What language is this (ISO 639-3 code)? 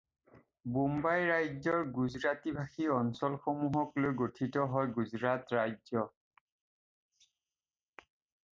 asm